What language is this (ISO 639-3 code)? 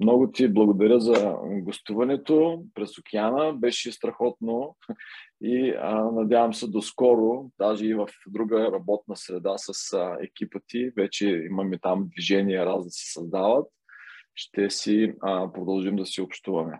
bul